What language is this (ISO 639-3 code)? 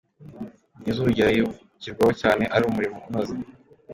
kin